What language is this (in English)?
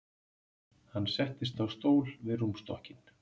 Icelandic